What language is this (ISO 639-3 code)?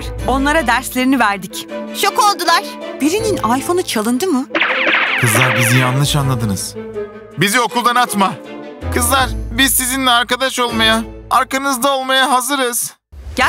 tur